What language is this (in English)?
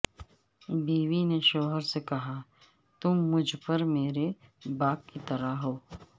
Urdu